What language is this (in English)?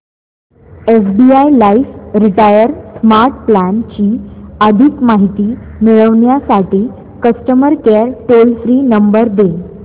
Marathi